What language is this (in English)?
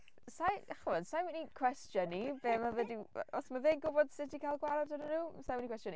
Welsh